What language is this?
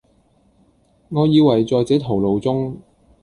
Cantonese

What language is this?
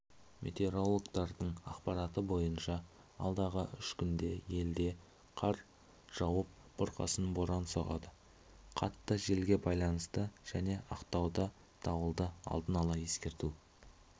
Kazakh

